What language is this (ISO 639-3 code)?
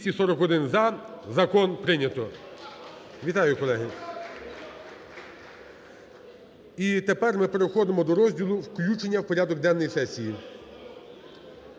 ukr